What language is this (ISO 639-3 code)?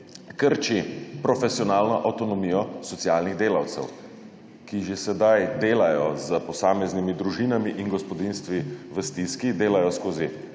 slv